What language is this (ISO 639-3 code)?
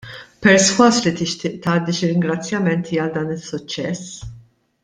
mlt